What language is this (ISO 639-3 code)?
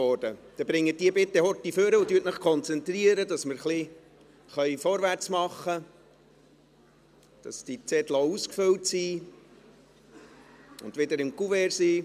gsw